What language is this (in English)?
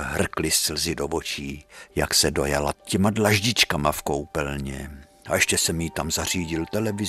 Czech